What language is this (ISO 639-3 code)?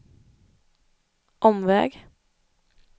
swe